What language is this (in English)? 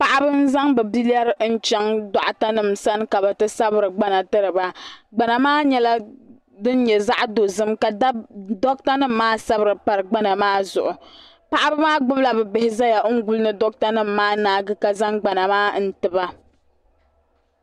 Dagbani